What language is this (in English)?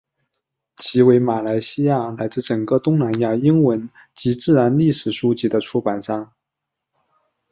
Chinese